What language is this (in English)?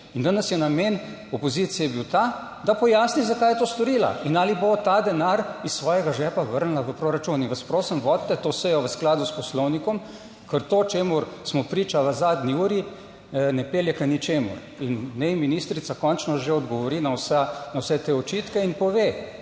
Slovenian